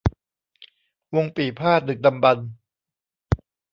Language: Thai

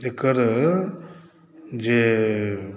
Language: Maithili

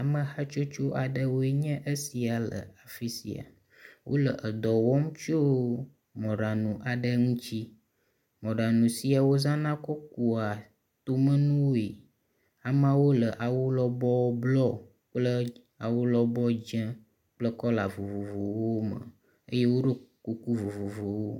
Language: Ewe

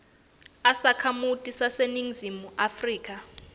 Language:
Swati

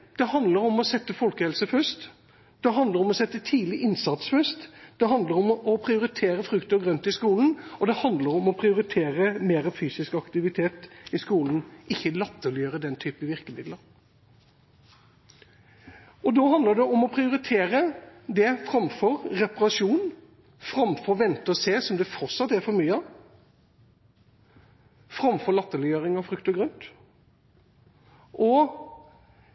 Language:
Norwegian Bokmål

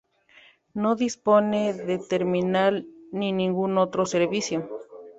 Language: Spanish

